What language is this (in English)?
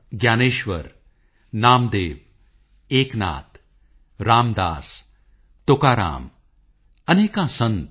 Punjabi